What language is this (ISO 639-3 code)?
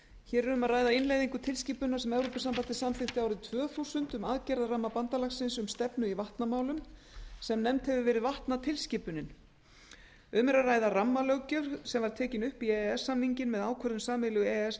isl